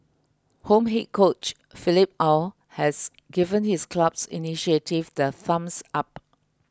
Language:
English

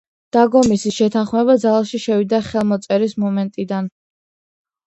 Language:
Georgian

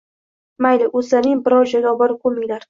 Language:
Uzbek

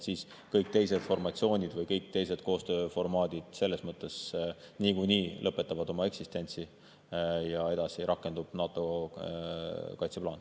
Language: Estonian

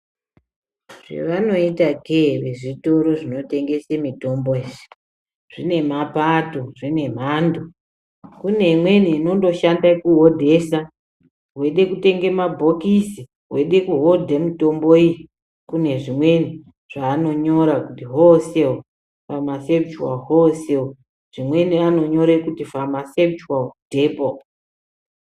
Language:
Ndau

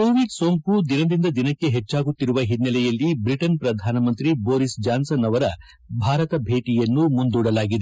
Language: Kannada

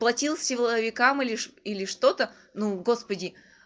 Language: Russian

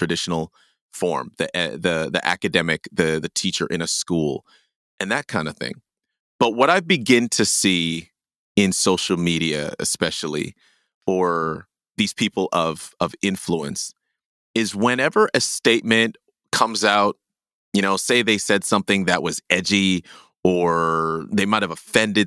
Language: English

